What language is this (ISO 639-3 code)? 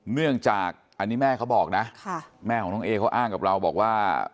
tha